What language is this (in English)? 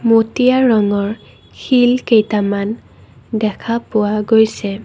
Assamese